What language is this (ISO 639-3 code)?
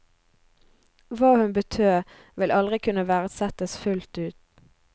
nor